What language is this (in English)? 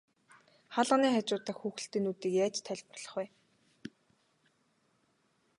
Mongolian